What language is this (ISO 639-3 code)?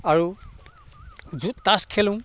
asm